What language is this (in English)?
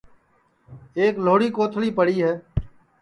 Sansi